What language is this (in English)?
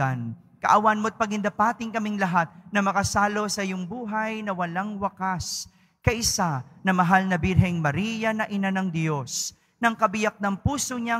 Filipino